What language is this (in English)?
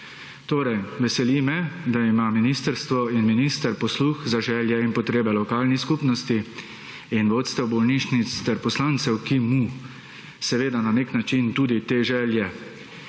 Slovenian